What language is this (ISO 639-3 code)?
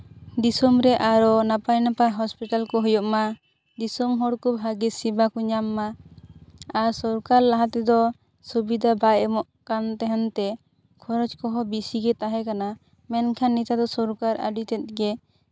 sat